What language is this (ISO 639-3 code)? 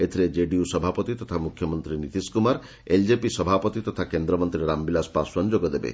ori